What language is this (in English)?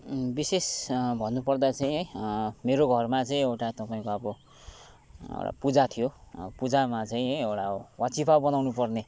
Nepali